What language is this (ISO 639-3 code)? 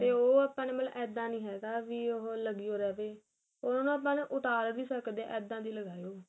pan